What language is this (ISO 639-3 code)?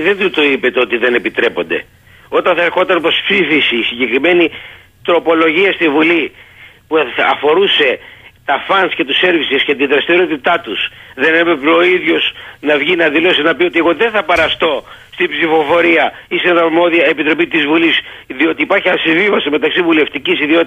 ell